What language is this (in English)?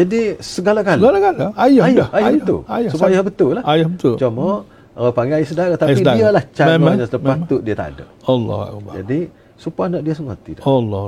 Malay